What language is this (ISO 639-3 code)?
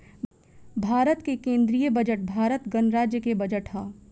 bho